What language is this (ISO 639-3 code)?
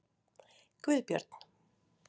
isl